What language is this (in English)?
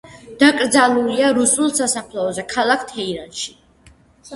Georgian